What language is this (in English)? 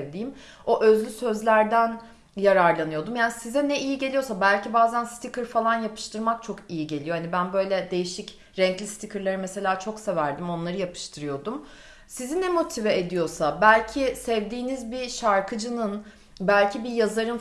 Turkish